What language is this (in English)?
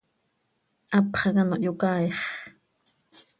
Seri